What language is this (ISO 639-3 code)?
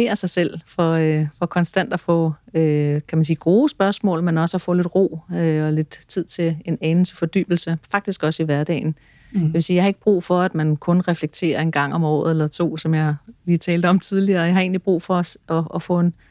dan